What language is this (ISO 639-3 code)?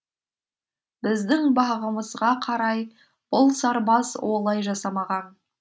kaz